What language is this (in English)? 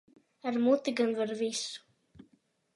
Latvian